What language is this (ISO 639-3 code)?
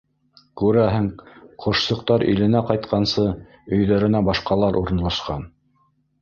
bak